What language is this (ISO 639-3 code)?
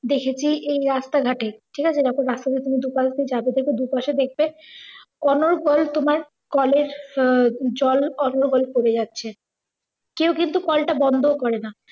ben